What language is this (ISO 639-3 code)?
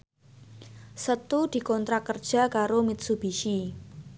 jav